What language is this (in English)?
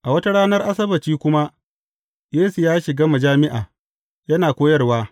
Hausa